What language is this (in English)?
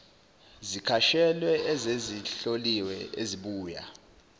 Zulu